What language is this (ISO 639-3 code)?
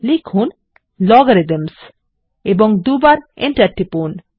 ben